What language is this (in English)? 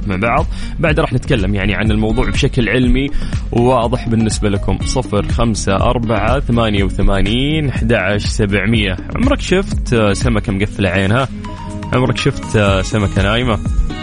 Arabic